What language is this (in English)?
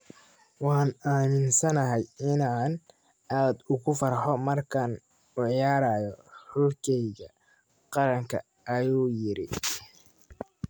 Somali